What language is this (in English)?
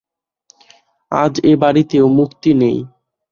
Bangla